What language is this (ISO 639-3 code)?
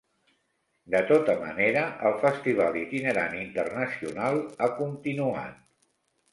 cat